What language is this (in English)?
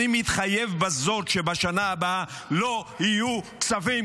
Hebrew